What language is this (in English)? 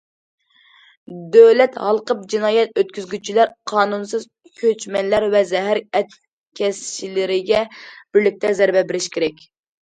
Uyghur